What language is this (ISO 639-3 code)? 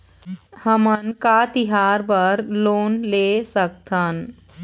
hne